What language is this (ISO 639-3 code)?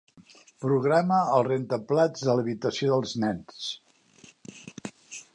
cat